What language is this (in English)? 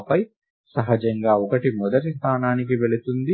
Telugu